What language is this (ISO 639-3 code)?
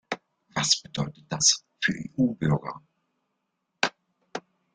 deu